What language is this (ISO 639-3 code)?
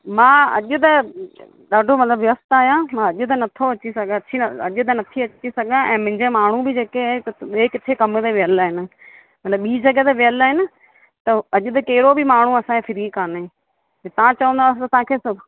snd